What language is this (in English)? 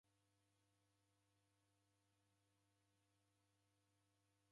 Taita